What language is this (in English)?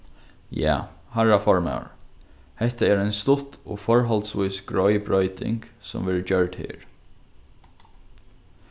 Faroese